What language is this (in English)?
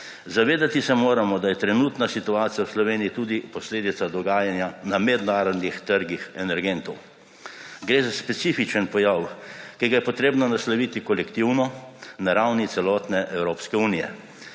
Slovenian